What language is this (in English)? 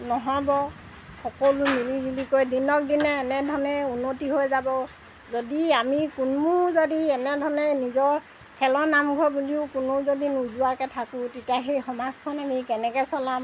Assamese